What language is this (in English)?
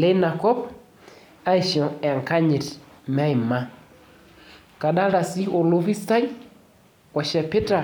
Masai